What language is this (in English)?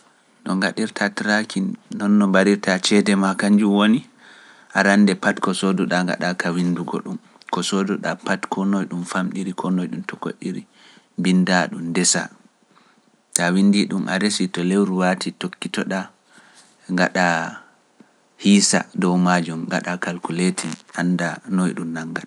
Pular